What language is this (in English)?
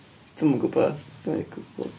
Welsh